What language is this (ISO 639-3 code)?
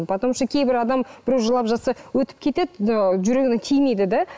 kaz